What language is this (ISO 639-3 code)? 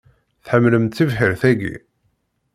kab